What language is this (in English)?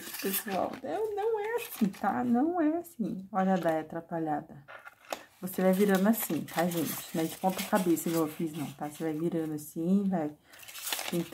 Portuguese